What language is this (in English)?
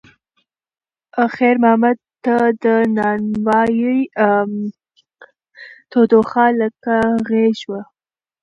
Pashto